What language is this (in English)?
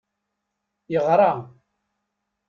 Kabyle